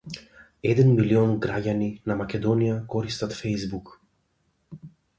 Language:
Macedonian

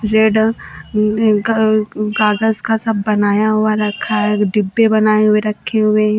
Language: Hindi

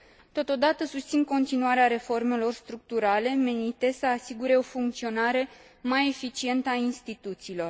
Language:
Romanian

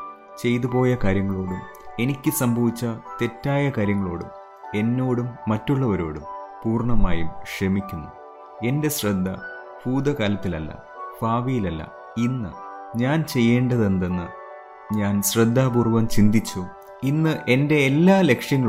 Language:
Malayalam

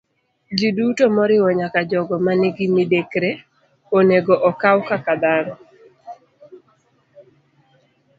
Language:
Luo (Kenya and Tanzania)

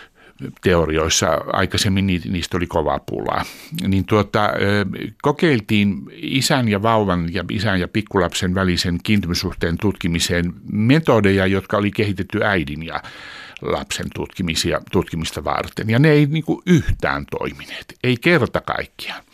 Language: Finnish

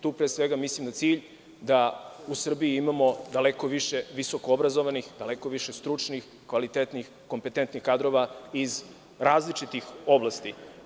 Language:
Serbian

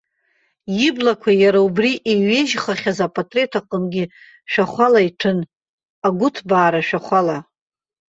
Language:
Abkhazian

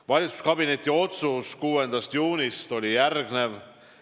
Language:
Estonian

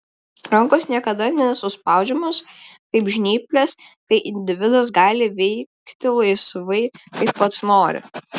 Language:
Lithuanian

